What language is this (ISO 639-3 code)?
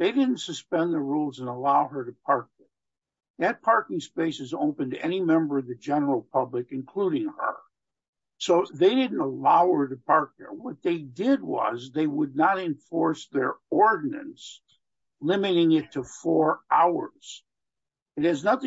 eng